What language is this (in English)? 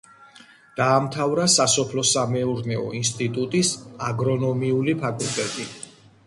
Georgian